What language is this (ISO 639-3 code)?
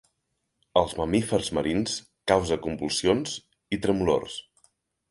cat